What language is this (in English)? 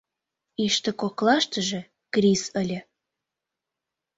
Mari